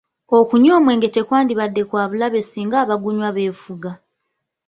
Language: Ganda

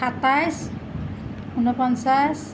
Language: Assamese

